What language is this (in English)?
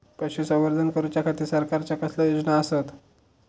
Marathi